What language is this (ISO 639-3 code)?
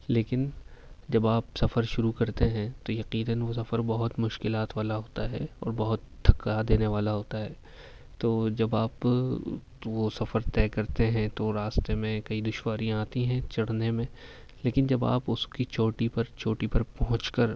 urd